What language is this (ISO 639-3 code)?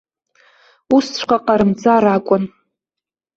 abk